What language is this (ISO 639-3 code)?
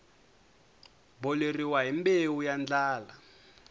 tso